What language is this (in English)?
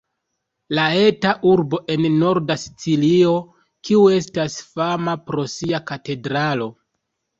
Esperanto